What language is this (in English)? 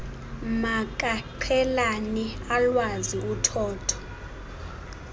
Xhosa